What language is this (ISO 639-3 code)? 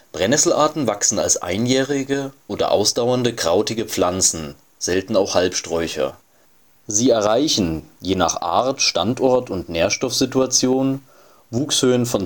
deu